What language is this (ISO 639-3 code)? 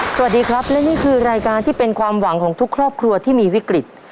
tha